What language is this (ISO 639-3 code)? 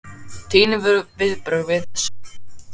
isl